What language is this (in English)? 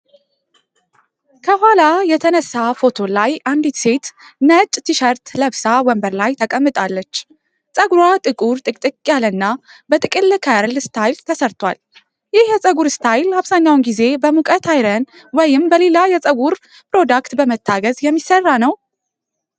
Amharic